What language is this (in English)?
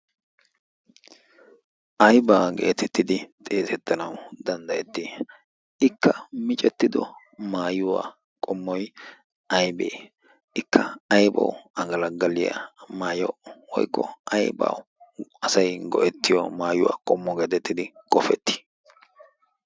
Wolaytta